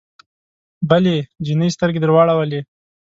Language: Pashto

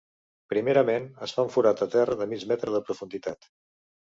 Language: Catalan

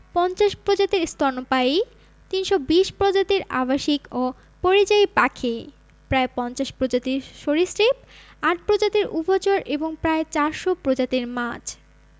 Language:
Bangla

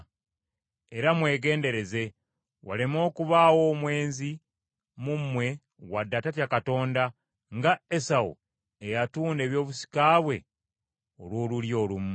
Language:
Ganda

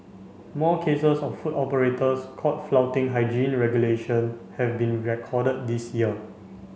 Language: English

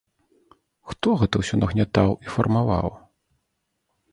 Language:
Belarusian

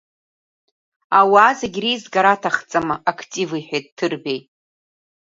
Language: Abkhazian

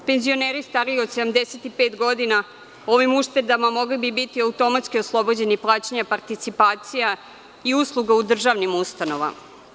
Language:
Serbian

